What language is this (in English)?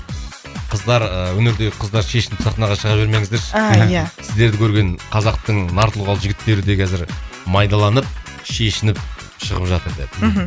Kazakh